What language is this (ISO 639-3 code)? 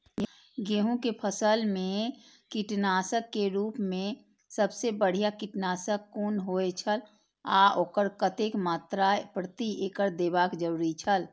mai